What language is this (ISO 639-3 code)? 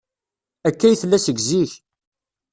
kab